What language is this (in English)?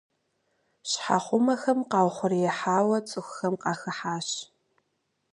Kabardian